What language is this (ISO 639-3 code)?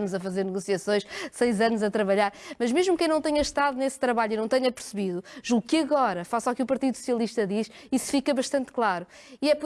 por